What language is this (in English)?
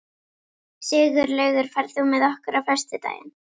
Icelandic